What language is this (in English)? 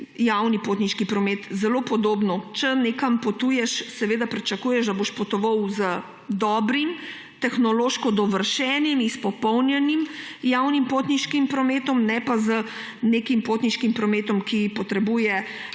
Slovenian